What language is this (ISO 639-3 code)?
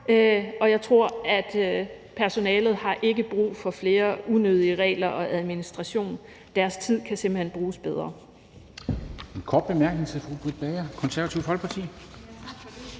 dan